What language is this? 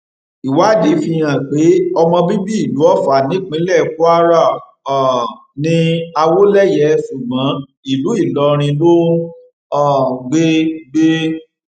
Yoruba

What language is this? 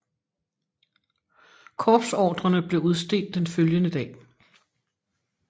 Danish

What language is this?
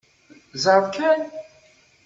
Kabyle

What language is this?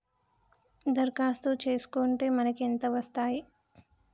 Telugu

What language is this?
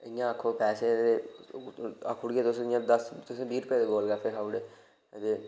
Dogri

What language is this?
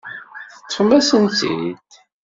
Kabyle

